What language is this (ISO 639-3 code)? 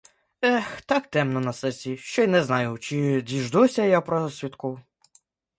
ukr